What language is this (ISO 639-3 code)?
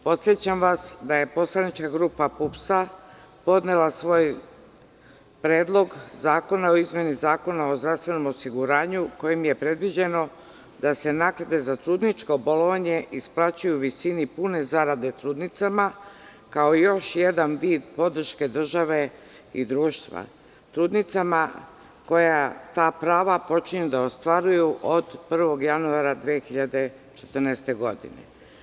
srp